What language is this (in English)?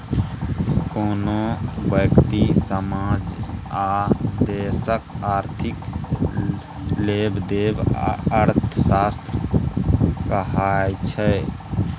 Maithili